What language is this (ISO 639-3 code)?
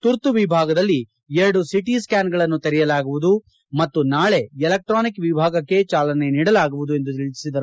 kan